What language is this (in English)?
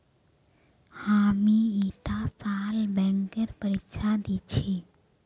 Magahi